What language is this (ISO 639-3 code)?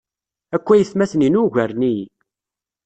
kab